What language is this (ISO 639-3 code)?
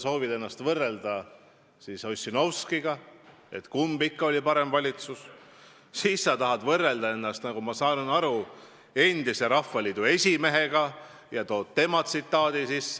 est